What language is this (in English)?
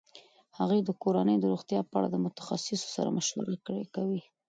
Pashto